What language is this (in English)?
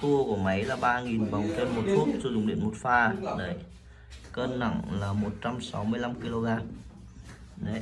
Vietnamese